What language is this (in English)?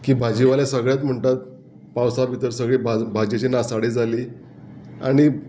Konkani